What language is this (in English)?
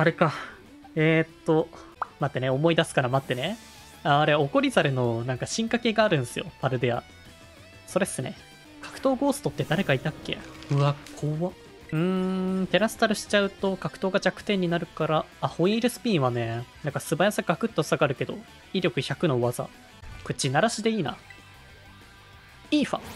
Japanese